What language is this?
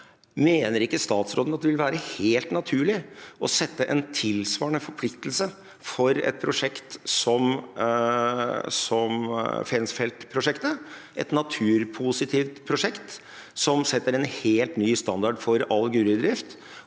Norwegian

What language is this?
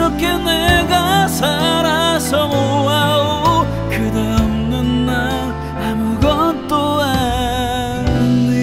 Korean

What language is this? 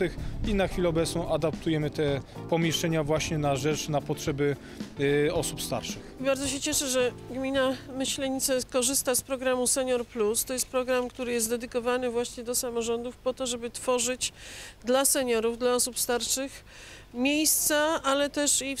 Polish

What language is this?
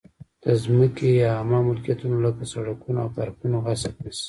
Pashto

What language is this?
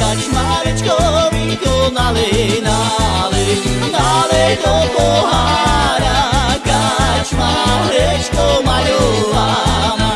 Slovak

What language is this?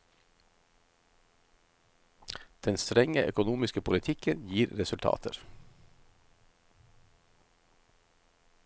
Norwegian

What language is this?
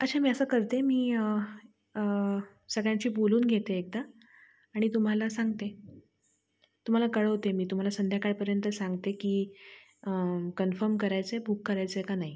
Marathi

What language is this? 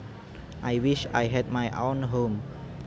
Javanese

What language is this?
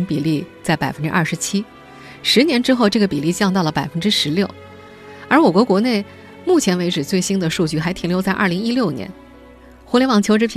Chinese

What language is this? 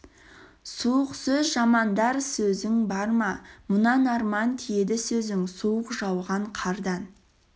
Kazakh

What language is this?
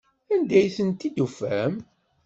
Kabyle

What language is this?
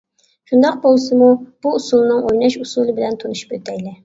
Uyghur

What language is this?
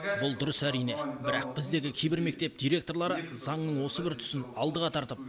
Kazakh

